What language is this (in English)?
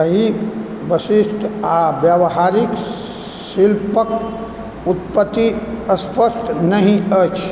Maithili